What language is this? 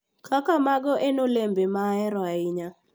Luo (Kenya and Tanzania)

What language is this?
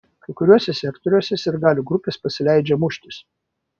Lithuanian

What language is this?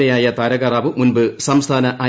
Malayalam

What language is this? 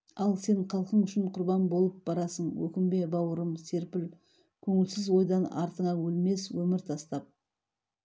Kazakh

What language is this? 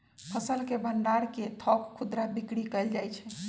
Magahi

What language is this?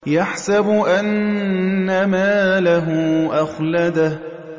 Arabic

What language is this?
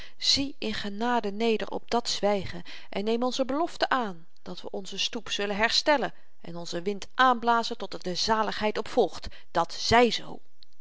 Dutch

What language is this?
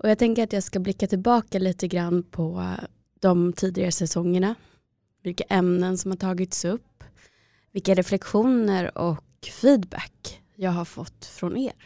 Swedish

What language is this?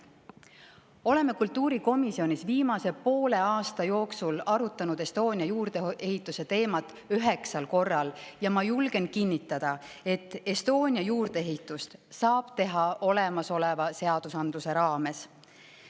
Estonian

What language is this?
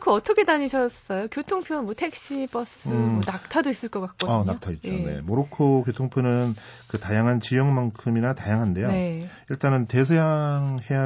Korean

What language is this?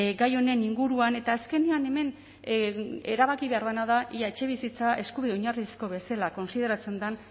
Basque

